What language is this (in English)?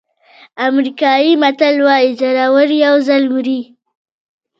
Pashto